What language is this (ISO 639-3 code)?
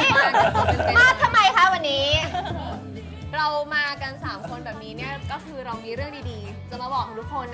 tha